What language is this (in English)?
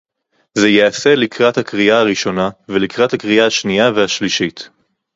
Hebrew